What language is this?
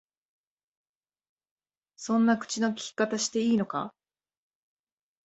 Japanese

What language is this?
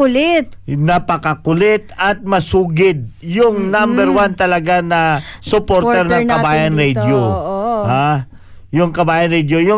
Filipino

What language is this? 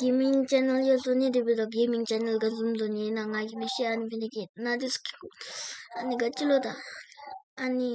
Afrikaans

